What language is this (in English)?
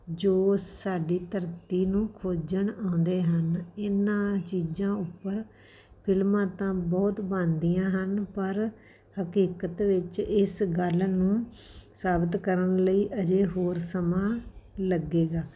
Punjabi